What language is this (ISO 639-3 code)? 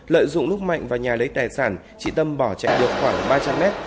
vie